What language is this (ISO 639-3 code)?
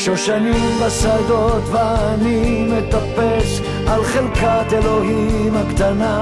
heb